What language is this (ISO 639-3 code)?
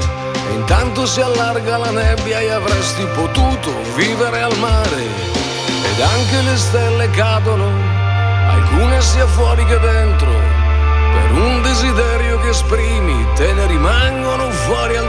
ita